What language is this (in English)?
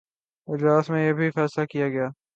Urdu